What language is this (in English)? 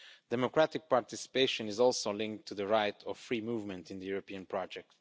English